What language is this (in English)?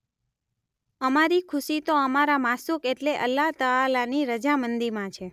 Gujarati